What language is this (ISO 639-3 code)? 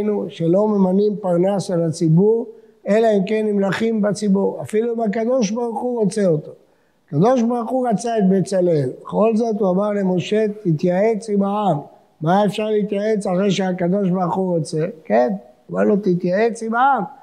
heb